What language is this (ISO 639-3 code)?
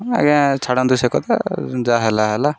ori